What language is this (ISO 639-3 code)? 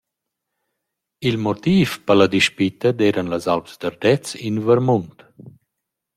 roh